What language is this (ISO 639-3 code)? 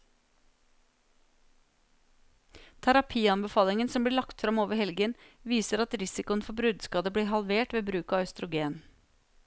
nor